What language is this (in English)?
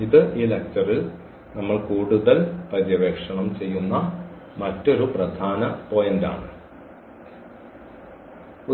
Malayalam